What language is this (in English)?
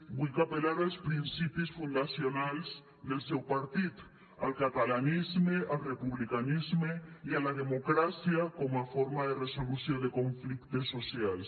Catalan